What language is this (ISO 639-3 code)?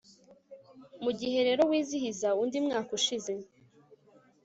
kin